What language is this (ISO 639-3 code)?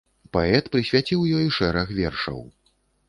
bel